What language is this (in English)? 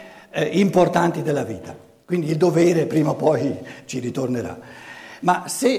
Italian